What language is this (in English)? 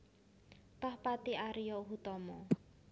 Javanese